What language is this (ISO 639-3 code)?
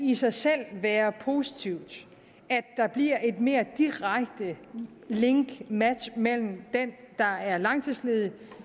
dan